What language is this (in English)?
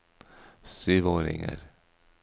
Norwegian